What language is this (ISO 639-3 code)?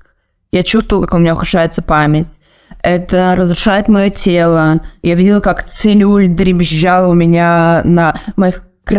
rus